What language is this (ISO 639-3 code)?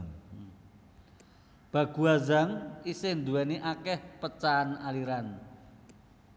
jav